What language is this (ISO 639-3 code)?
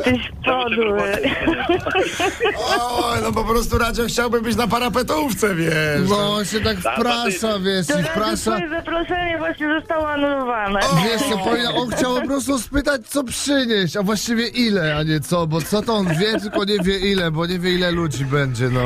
pol